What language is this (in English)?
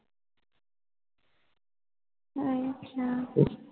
Punjabi